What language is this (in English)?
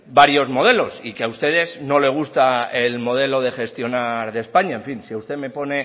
Spanish